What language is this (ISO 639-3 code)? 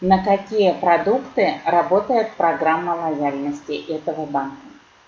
rus